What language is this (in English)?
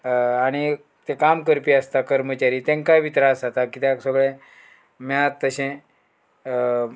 Konkani